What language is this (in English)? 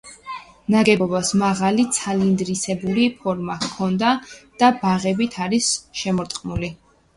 Georgian